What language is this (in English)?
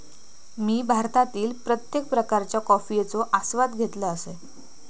Marathi